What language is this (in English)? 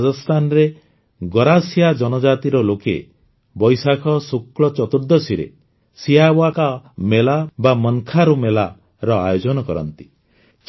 Odia